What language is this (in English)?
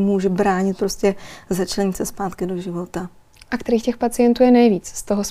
Czech